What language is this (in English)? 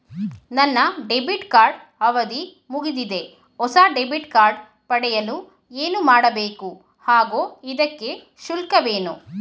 Kannada